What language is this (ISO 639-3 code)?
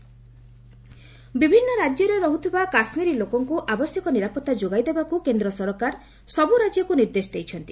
ori